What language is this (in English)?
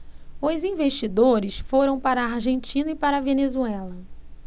Portuguese